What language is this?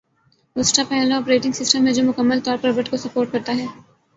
Urdu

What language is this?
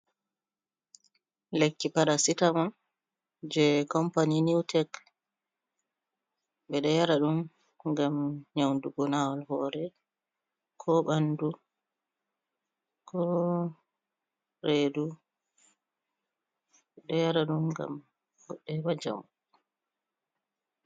Fula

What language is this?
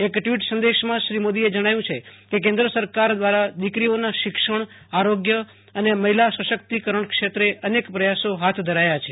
Gujarati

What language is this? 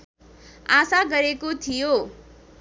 Nepali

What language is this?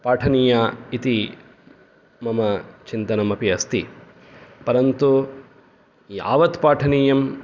Sanskrit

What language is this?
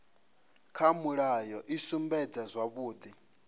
Venda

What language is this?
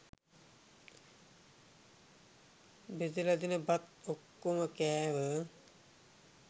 Sinhala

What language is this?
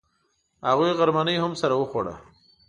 Pashto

